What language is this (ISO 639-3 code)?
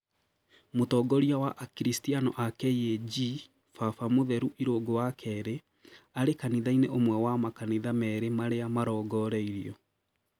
kik